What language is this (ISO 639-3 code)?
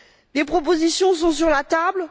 fra